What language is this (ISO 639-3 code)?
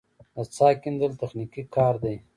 pus